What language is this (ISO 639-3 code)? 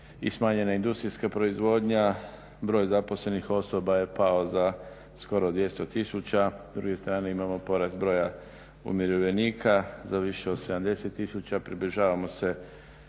hrv